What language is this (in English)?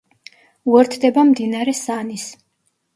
Georgian